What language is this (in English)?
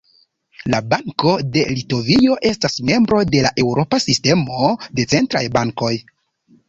Esperanto